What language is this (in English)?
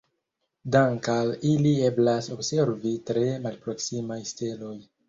Esperanto